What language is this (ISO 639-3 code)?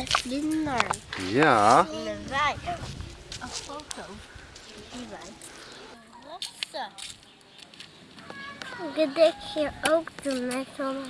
nld